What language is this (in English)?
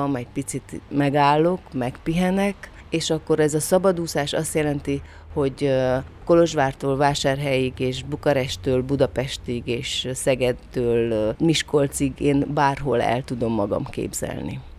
Hungarian